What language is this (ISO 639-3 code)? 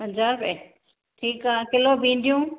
snd